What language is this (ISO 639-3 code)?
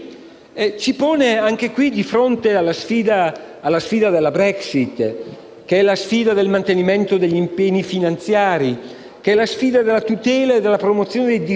ita